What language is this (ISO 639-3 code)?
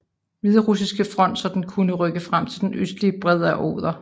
dan